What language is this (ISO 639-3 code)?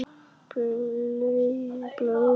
isl